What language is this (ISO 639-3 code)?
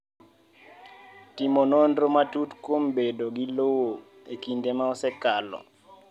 luo